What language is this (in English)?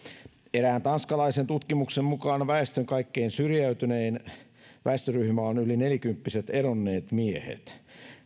Finnish